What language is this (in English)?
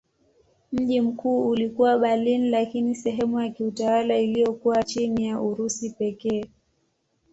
Swahili